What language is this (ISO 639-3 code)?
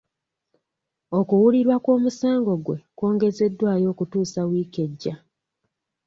lug